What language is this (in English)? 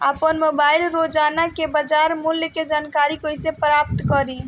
Bhojpuri